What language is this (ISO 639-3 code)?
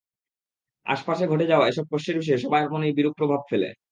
ben